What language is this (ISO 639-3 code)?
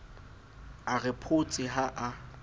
sot